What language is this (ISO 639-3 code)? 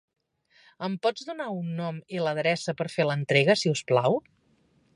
cat